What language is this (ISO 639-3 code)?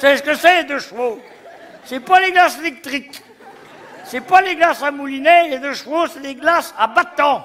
fra